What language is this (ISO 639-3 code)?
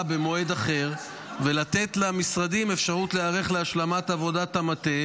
heb